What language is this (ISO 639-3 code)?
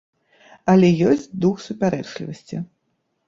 bel